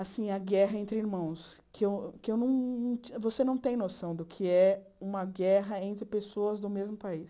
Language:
Portuguese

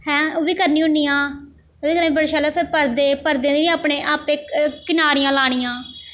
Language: Dogri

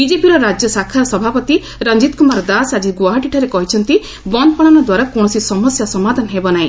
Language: Odia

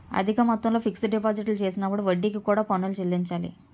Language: Telugu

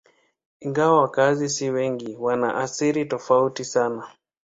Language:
Swahili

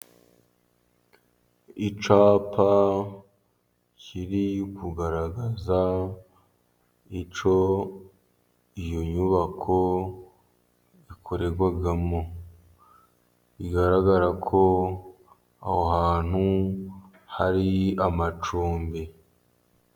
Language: Kinyarwanda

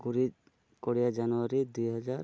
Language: Odia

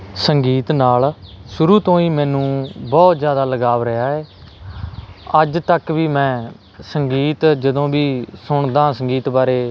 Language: Punjabi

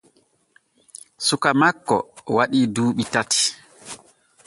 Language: Borgu Fulfulde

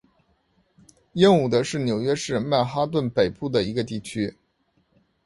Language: Chinese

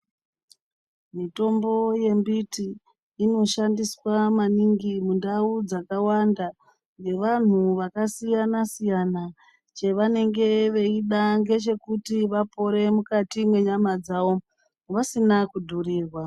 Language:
Ndau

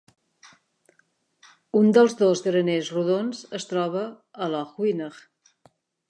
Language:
Catalan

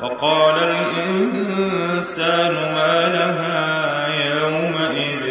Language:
Arabic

